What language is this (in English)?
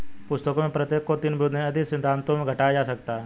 Hindi